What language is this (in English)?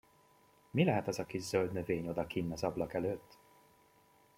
Hungarian